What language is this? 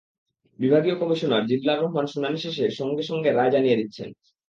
Bangla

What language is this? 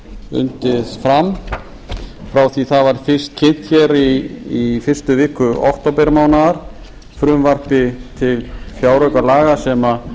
Icelandic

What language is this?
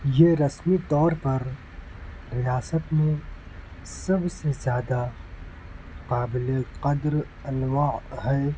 Urdu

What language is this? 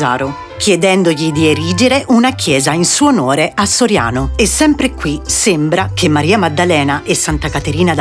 Italian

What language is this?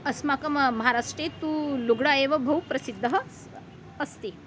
Sanskrit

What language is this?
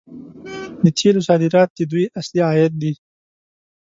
Pashto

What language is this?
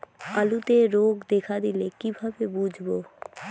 Bangla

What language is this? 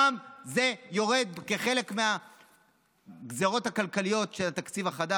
Hebrew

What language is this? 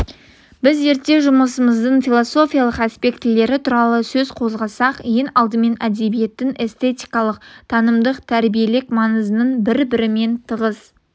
Kazakh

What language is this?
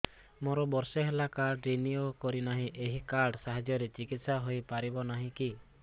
Odia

